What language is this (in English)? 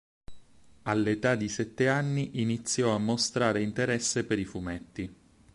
Italian